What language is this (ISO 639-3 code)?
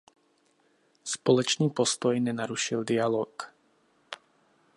ces